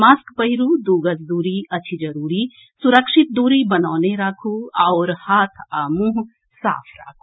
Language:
Maithili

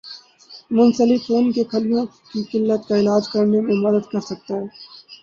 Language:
Urdu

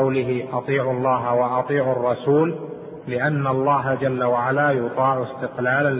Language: Arabic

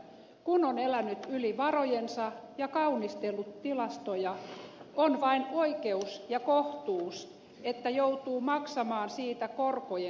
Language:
Finnish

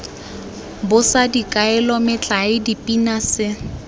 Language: Tswana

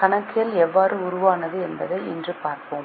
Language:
Tamil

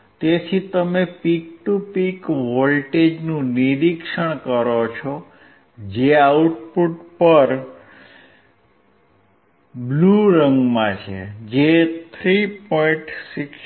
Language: Gujarati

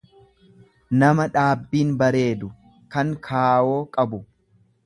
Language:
Oromo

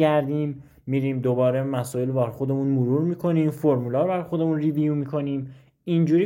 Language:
Persian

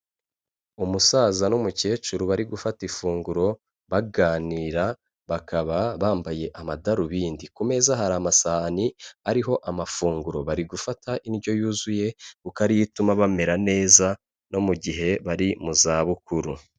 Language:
Kinyarwanda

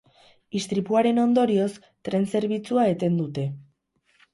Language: Basque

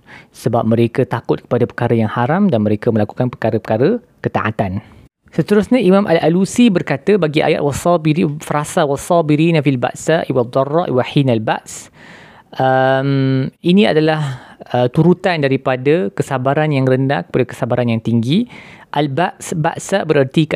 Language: Malay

